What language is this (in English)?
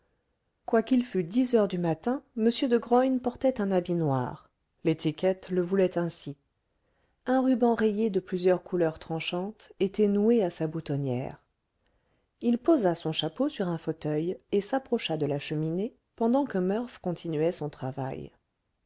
French